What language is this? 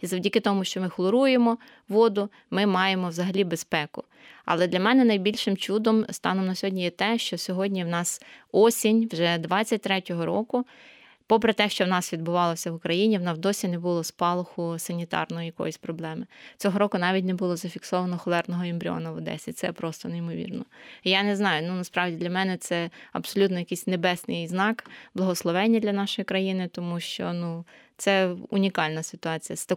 Ukrainian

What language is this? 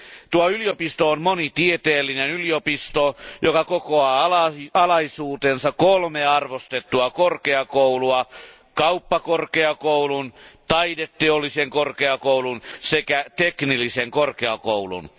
Finnish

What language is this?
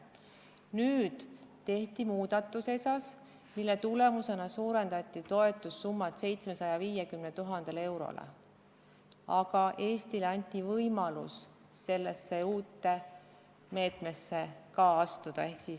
Estonian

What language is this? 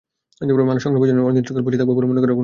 Bangla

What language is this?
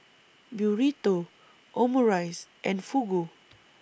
English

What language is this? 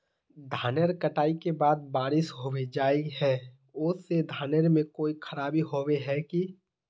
Magahi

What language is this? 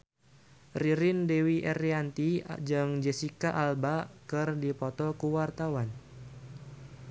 Sundanese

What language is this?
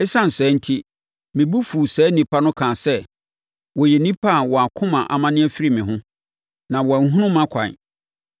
Akan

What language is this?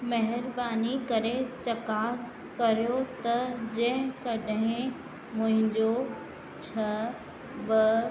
Sindhi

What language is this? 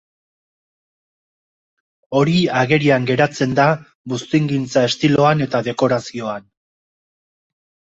Basque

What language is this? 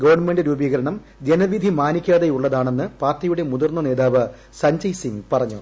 Malayalam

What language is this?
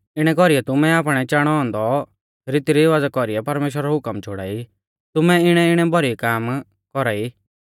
Mahasu Pahari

